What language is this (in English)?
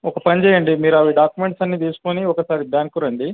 Telugu